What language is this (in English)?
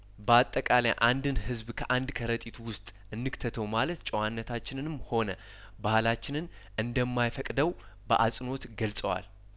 Amharic